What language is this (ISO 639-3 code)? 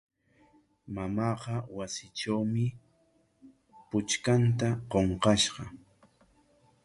qwa